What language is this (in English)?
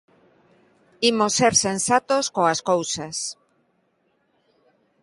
Galician